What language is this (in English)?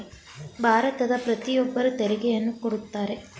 Kannada